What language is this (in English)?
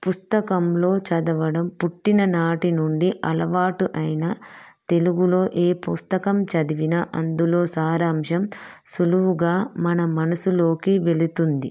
Telugu